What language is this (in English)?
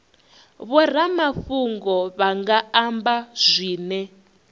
Venda